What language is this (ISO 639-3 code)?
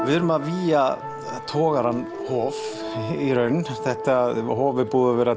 isl